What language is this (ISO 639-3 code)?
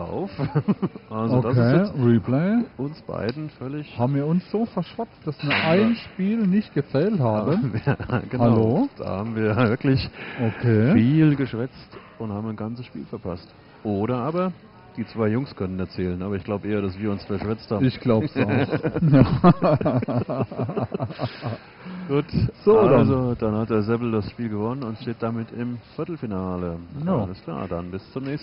deu